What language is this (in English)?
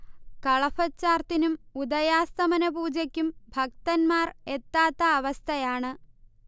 Malayalam